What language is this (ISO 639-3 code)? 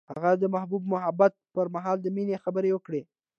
pus